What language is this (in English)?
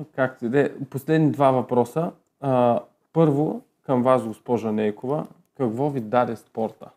Bulgarian